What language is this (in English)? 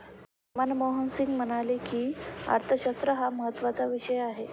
Marathi